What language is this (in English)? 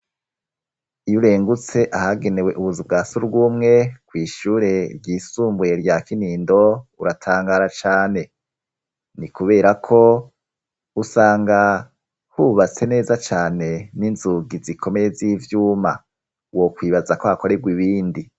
Rundi